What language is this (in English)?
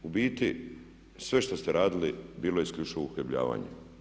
Croatian